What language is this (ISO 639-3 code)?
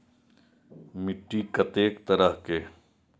mai